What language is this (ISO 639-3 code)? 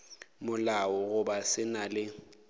nso